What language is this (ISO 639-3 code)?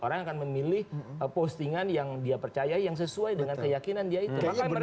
ind